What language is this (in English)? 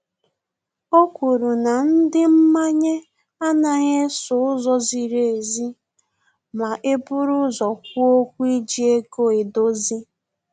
Igbo